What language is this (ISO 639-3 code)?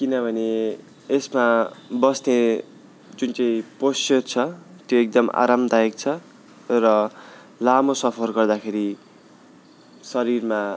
nep